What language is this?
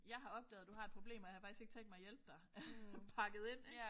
Danish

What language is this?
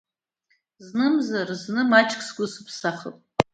Abkhazian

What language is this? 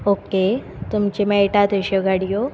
Konkani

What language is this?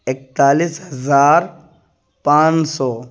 Urdu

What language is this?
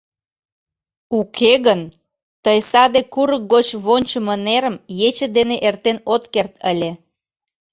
Mari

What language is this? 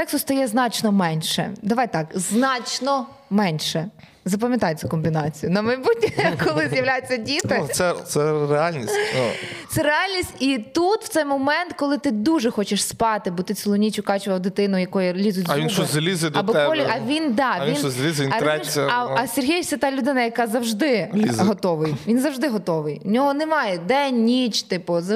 Ukrainian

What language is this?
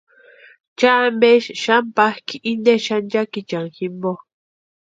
Western Highland Purepecha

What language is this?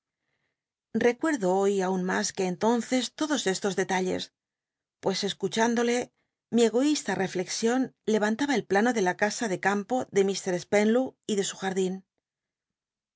Spanish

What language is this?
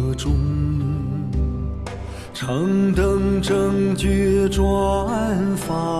Chinese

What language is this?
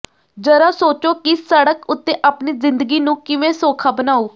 Punjabi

